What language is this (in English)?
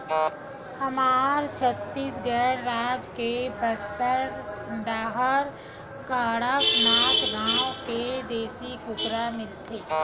Chhattisgarhi